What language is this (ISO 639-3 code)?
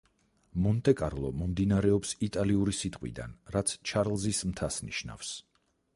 kat